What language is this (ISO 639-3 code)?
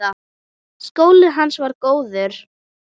isl